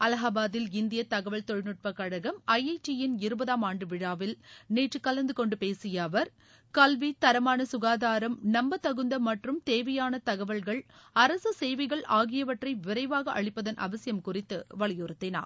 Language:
Tamil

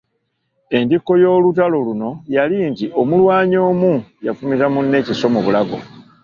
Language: Ganda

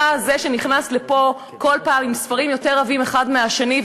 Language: Hebrew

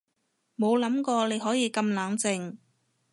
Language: Cantonese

